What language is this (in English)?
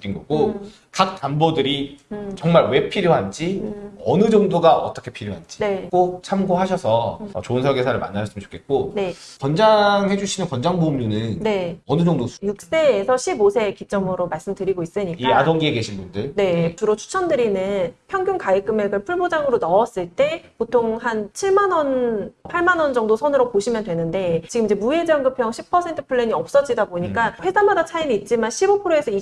Korean